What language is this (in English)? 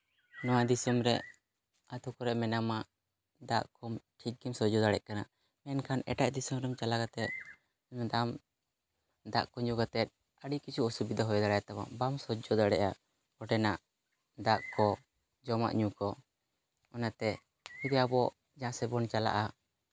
Santali